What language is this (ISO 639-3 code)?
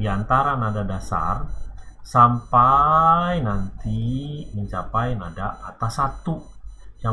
ind